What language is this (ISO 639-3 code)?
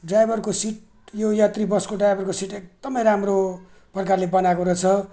nep